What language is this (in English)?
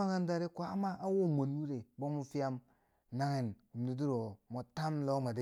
Bangwinji